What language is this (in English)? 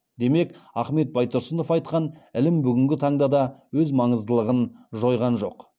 Kazakh